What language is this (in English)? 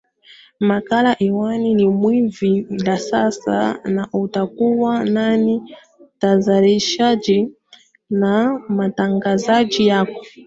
Swahili